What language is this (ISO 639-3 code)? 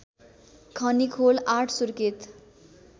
nep